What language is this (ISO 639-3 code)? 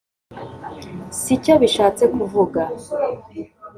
kin